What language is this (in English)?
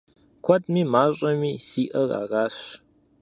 Kabardian